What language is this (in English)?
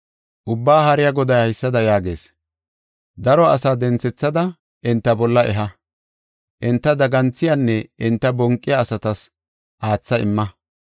Gofa